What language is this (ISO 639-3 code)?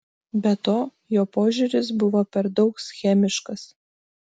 lit